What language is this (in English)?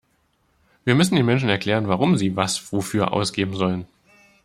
German